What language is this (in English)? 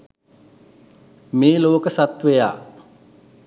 Sinhala